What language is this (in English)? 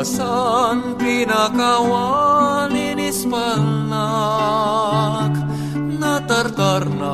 Filipino